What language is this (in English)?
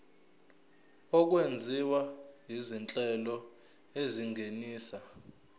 Zulu